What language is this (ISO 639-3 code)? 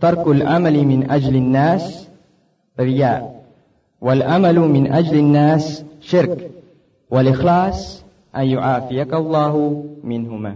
fil